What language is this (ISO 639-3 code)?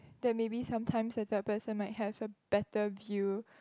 eng